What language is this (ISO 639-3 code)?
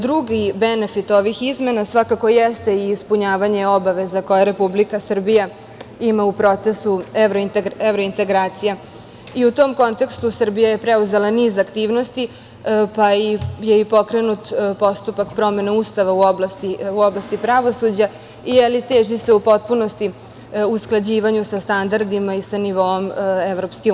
srp